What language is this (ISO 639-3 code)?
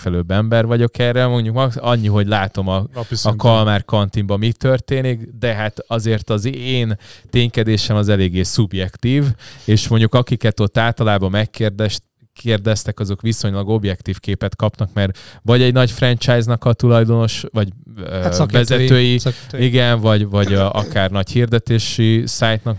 hun